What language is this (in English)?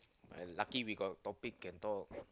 English